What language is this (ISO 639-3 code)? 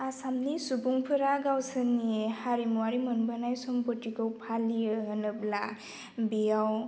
brx